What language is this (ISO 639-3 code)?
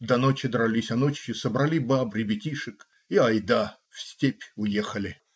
rus